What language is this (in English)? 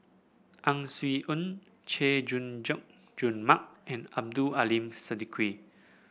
English